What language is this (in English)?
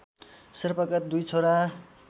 Nepali